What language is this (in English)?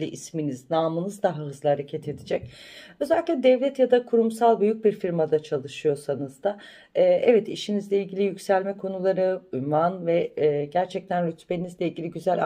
Turkish